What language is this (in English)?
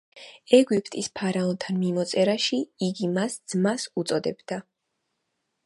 Georgian